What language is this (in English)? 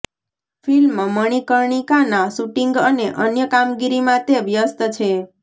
Gujarati